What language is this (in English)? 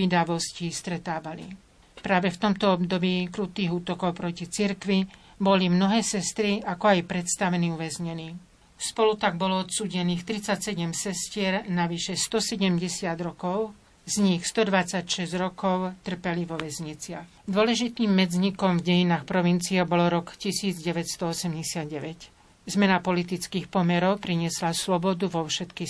Slovak